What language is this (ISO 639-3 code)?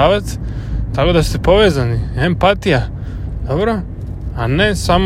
hrv